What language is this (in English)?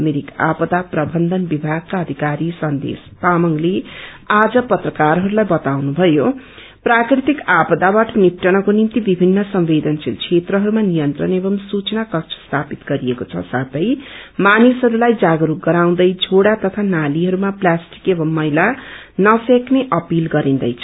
Nepali